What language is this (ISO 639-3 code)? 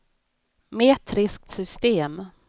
swe